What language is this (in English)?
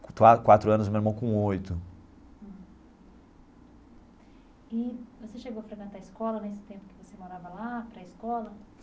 Portuguese